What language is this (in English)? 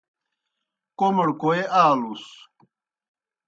Kohistani Shina